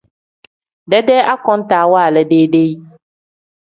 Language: Tem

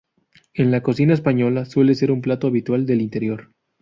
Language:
Spanish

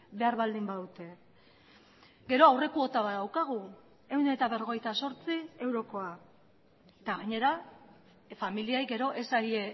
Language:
Basque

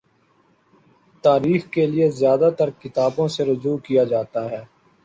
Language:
Urdu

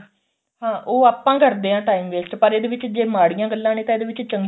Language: Punjabi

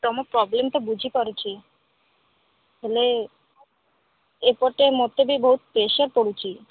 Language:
Odia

